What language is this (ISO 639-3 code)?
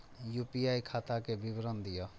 mai